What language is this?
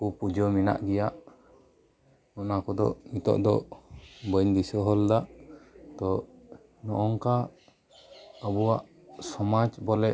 Santali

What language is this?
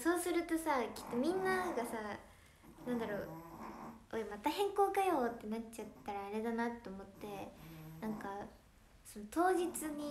Japanese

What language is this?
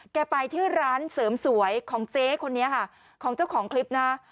Thai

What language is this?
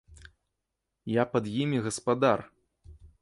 Belarusian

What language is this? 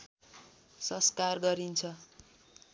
Nepali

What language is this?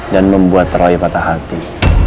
Indonesian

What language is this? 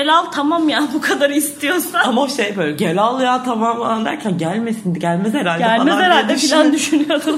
Turkish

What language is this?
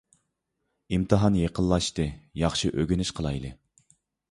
Uyghur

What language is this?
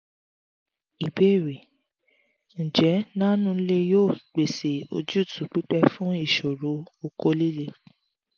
Yoruba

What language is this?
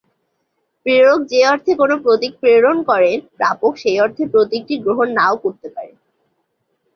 Bangla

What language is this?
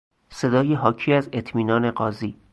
Persian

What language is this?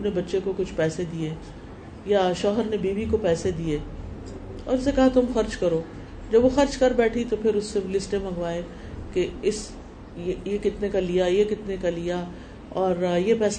Urdu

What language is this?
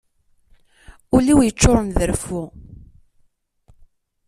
Kabyle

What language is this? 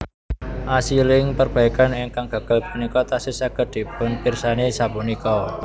Javanese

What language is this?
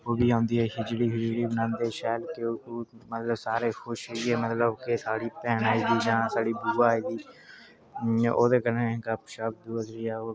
Dogri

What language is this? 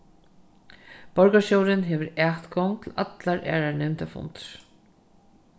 Faroese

